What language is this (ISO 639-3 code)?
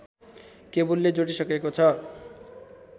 nep